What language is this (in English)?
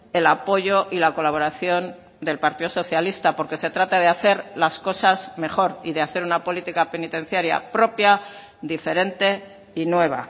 Spanish